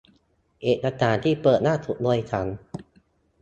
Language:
Thai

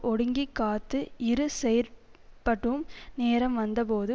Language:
Tamil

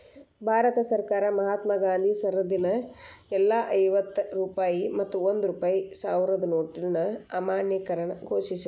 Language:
Kannada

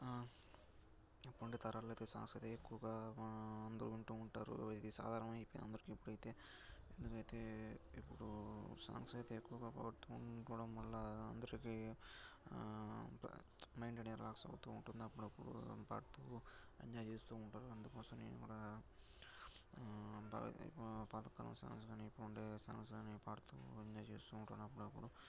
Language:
Telugu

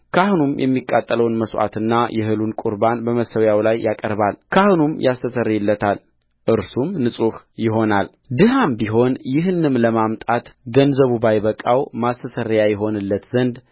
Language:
Amharic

